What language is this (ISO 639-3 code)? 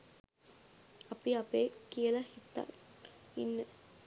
sin